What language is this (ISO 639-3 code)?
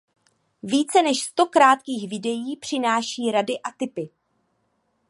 ces